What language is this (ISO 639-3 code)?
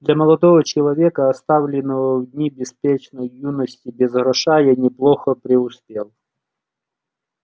rus